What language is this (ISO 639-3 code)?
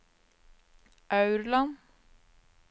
nor